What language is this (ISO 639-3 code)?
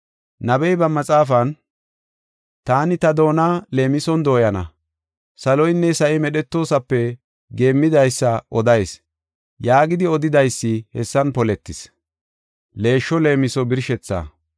gof